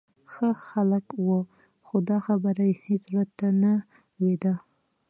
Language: Pashto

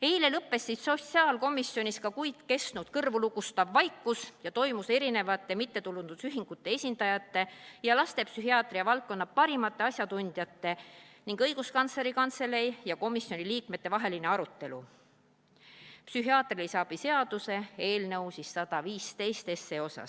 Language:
Estonian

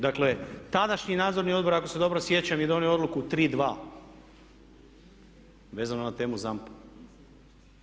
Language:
Croatian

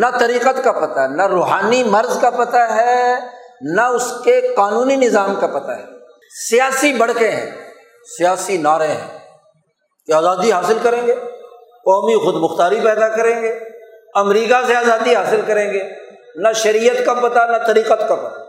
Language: Urdu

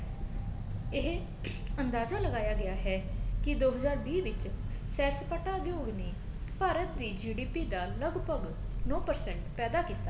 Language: Punjabi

